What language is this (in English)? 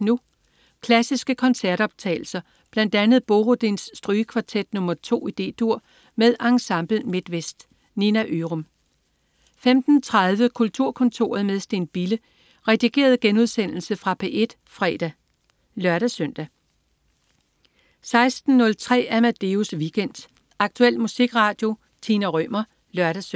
Danish